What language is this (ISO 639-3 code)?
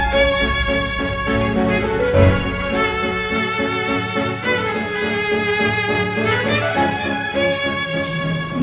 ind